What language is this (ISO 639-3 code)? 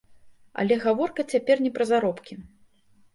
bel